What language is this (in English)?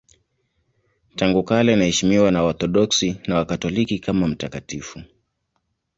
Swahili